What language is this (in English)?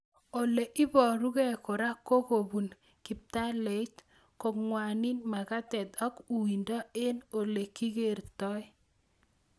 Kalenjin